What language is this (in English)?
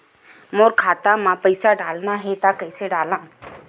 Chhattisgarhi